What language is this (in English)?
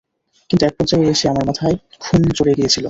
Bangla